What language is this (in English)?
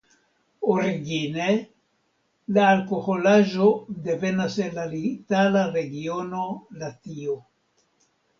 Esperanto